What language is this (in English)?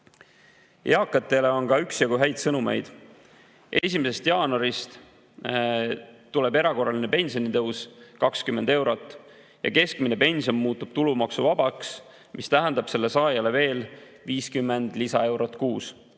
Estonian